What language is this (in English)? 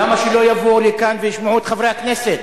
Hebrew